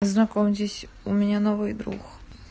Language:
Russian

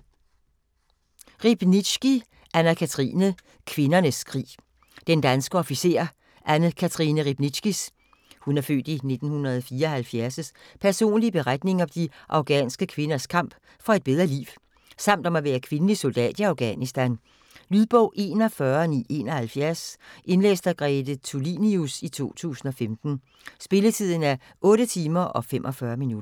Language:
Danish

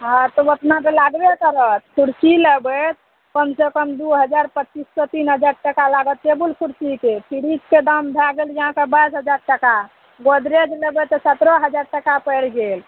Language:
Maithili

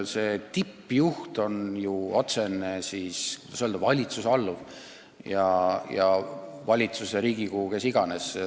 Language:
Estonian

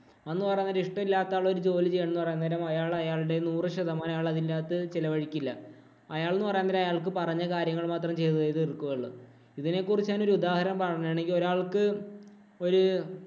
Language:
Malayalam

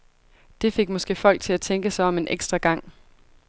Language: Danish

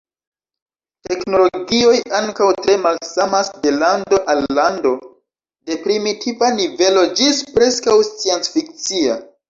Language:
Esperanto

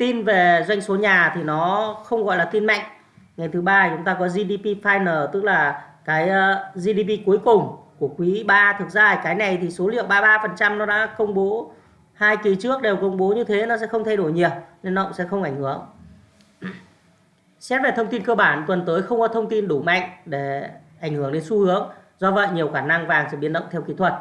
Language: Vietnamese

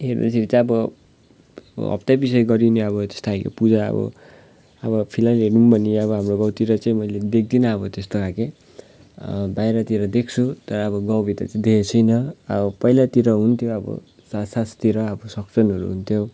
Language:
Nepali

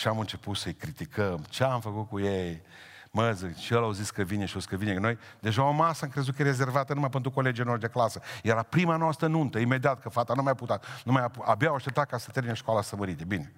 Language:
Romanian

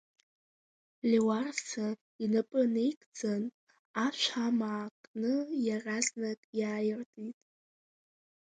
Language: Abkhazian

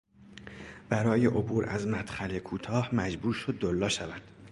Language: Persian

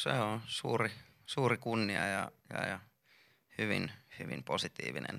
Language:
Finnish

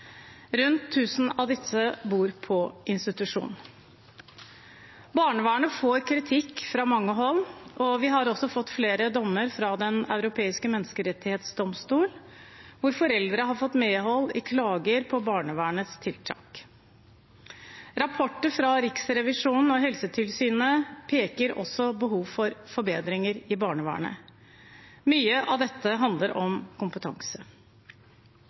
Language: Norwegian Bokmål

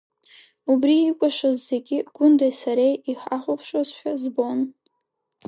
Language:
Abkhazian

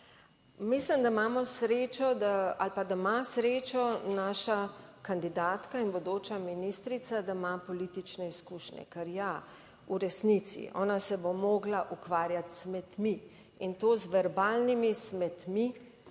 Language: Slovenian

